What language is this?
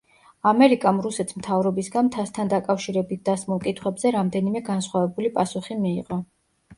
Georgian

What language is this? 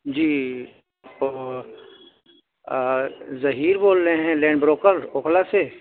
Urdu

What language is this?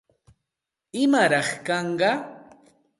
Santa Ana de Tusi Pasco Quechua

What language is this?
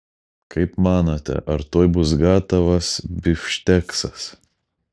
Lithuanian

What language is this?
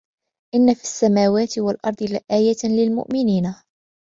Arabic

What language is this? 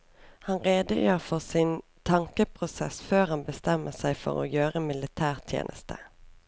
Norwegian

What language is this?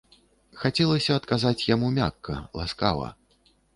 Belarusian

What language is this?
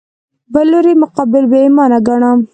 Pashto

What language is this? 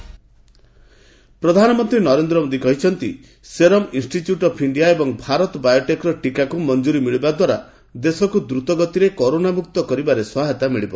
Odia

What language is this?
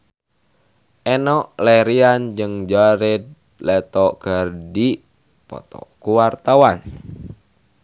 Sundanese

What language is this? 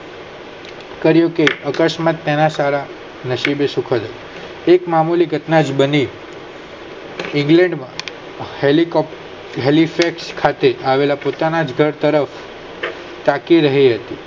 Gujarati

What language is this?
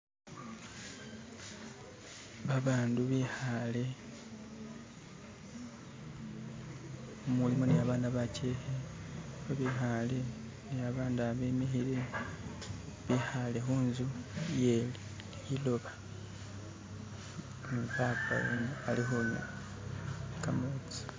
Masaaba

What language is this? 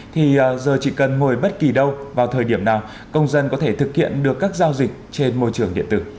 Vietnamese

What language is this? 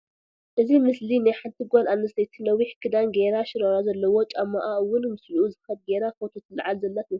Tigrinya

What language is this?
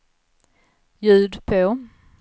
Swedish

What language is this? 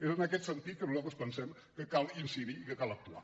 Catalan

